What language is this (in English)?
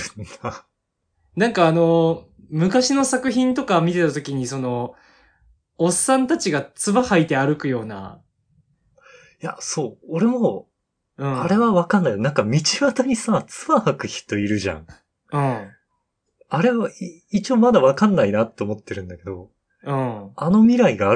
Japanese